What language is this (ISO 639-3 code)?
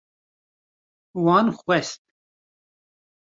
kur